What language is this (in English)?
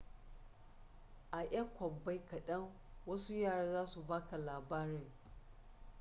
Hausa